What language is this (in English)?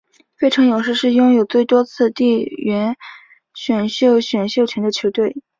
Chinese